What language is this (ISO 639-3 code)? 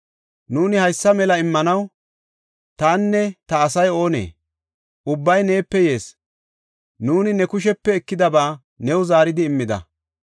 gof